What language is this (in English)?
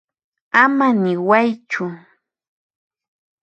Puno Quechua